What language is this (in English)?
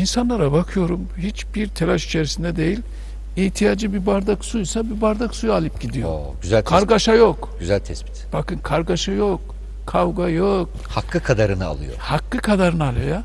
Turkish